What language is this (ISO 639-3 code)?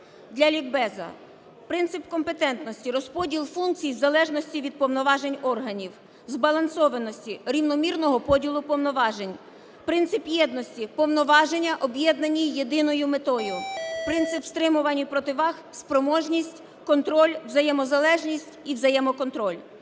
ukr